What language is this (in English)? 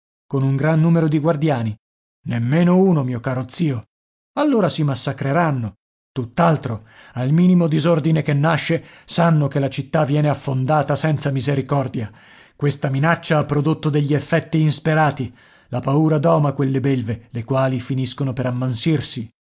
Italian